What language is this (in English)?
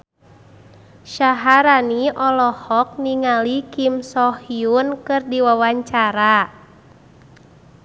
Sundanese